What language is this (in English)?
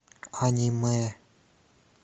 Russian